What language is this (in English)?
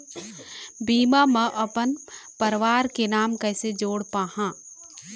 Chhattisgarhi